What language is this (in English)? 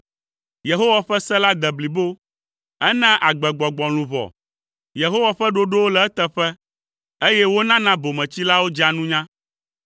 Ewe